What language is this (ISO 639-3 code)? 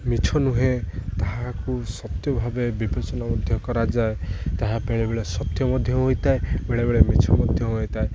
ori